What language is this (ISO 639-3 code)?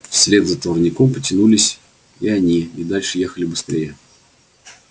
rus